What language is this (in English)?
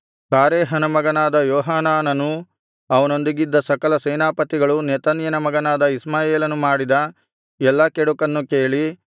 Kannada